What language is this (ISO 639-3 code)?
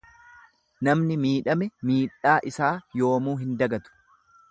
orm